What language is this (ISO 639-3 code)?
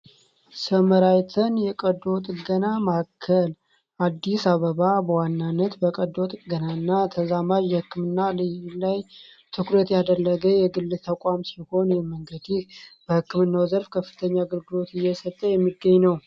amh